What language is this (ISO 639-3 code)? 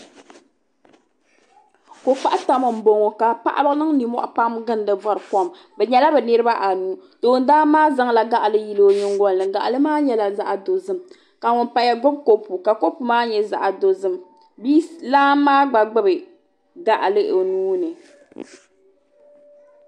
dag